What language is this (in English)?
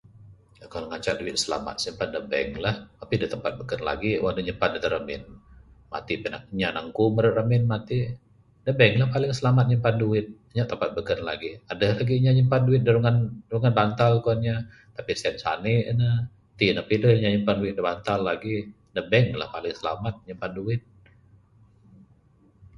Bukar-Sadung Bidayuh